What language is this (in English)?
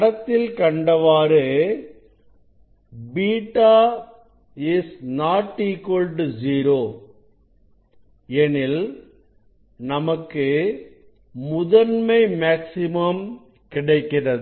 Tamil